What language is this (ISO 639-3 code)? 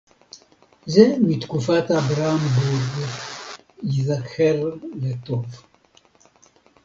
heb